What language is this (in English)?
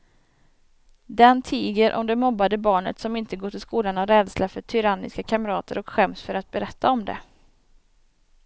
Swedish